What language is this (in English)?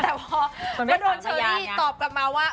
Thai